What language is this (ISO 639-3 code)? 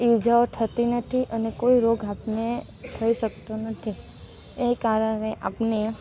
guj